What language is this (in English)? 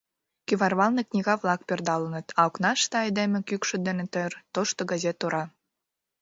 Mari